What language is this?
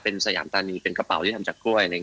Thai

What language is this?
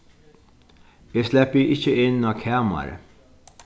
Faroese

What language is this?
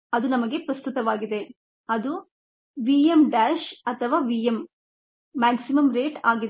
Kannada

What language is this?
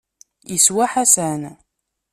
Kabyle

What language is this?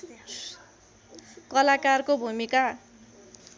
Nepali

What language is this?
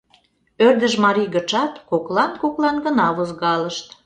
Mari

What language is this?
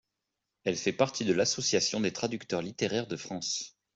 French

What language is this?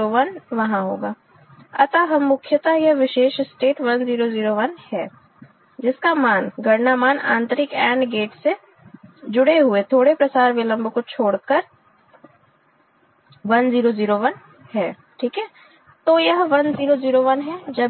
Hindi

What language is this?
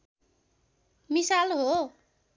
Nepali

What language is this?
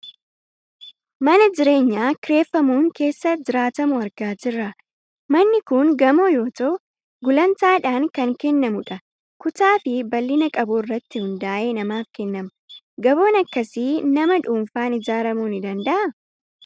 Oromo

